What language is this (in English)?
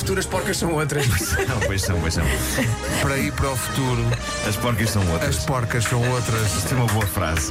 Portuguese